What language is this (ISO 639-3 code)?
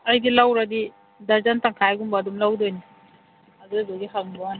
mni